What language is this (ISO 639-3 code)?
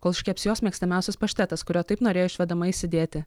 lit